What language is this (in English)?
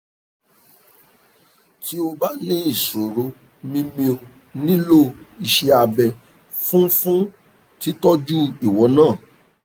Yoruba